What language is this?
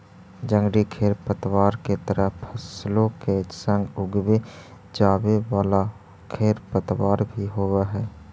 Magahi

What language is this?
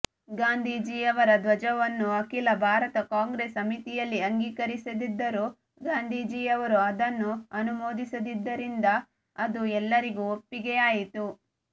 Kannada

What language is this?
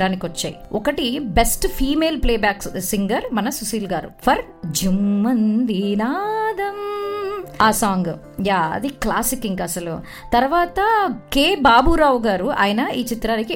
Telugu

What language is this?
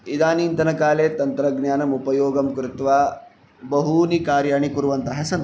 Sanskrit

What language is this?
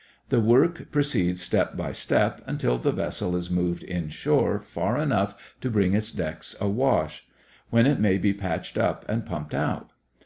English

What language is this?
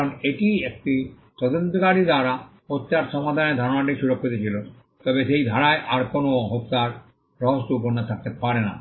Bangla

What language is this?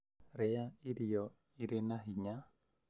Kikuyu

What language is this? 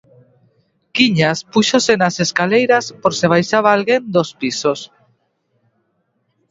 Galician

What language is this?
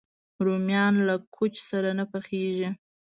Pashto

